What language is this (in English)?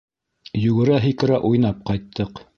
Bashkir